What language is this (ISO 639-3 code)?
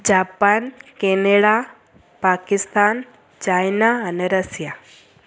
snd